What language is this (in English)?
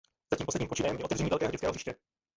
Czech